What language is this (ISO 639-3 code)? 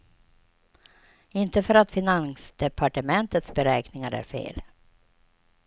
swe